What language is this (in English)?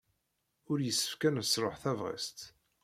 Kabyle